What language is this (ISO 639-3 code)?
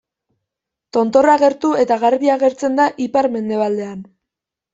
eus